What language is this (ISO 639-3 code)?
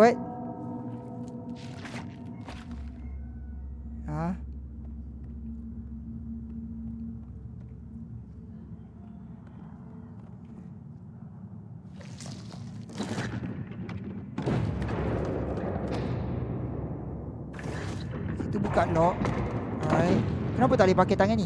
msa